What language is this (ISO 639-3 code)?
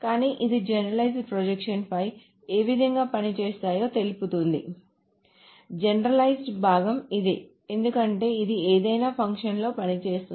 tel